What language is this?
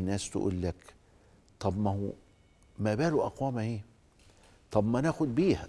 Arabic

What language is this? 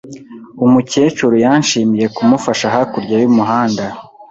Kinyarwanda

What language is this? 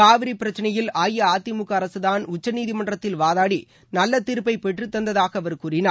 Tamil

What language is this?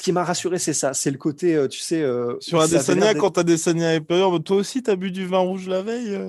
French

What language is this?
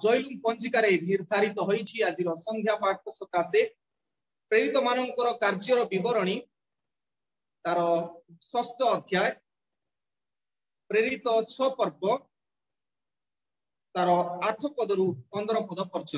Indonesian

